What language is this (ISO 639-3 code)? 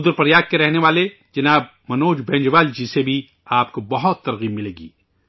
urd